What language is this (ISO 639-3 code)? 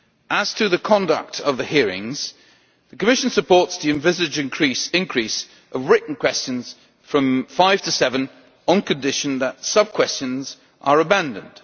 eng